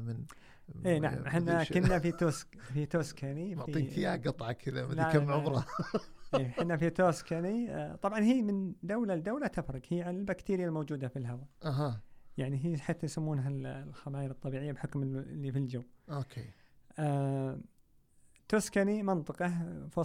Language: Arabic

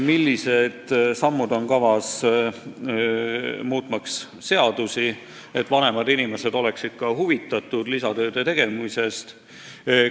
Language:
Estonian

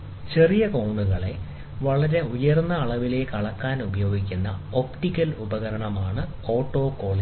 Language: Malayalam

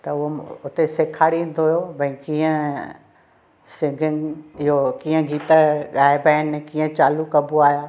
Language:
Sindhi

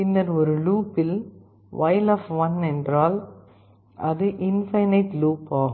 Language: Tamil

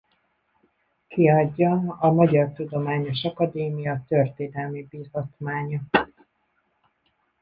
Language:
Hungarian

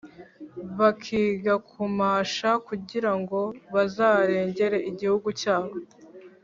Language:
Kinyarwanda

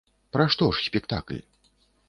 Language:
Belarusian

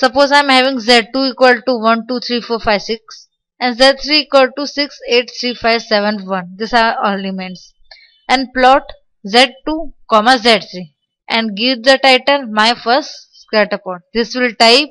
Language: English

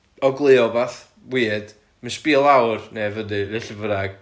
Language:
Welsh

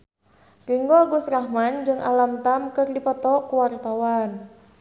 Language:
Sundanese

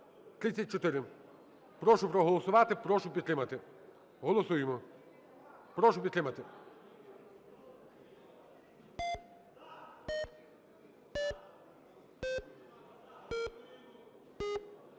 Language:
Ukrainian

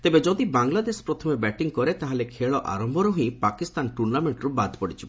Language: Odia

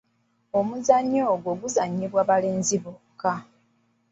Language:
Ganda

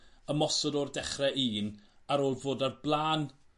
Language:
Welsh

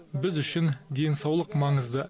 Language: Kazakh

